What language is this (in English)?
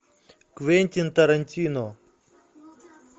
Russian